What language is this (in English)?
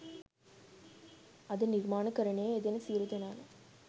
Sinhala